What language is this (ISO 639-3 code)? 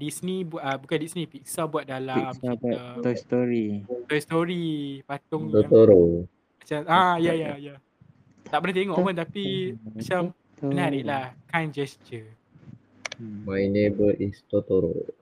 msa